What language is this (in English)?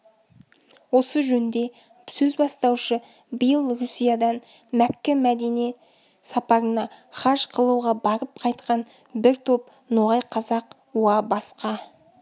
Kazakh